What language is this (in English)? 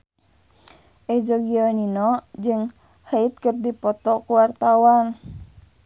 Sundanese